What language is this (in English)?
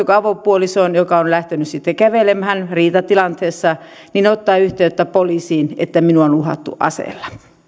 Finnish